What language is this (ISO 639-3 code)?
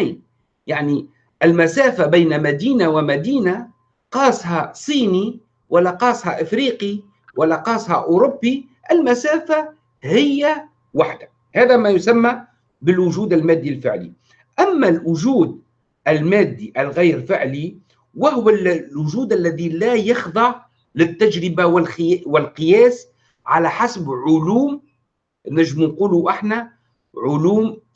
ara